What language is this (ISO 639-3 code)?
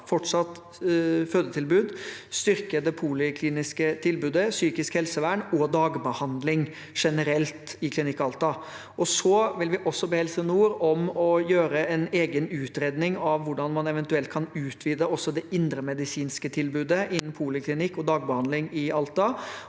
nor